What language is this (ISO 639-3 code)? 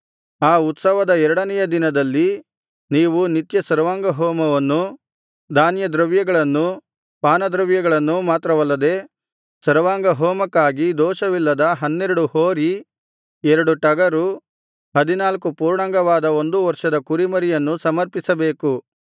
kan